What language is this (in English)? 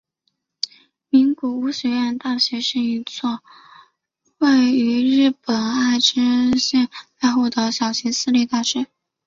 Chinese